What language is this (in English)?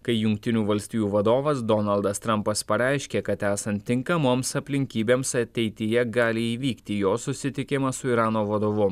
Lithuanian